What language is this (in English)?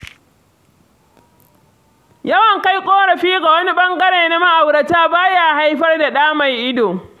Hausa